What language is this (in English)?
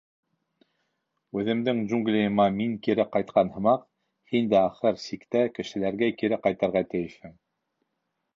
Bashkir